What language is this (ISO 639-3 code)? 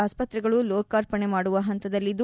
kan